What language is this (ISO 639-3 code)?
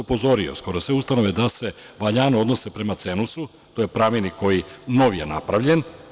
srp